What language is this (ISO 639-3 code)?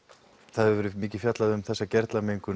isl